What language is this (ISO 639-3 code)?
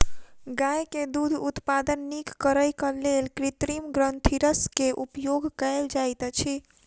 mai